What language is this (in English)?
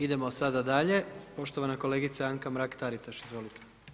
Croatian